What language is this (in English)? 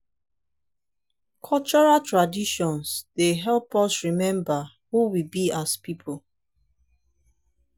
Nigerian Pidgin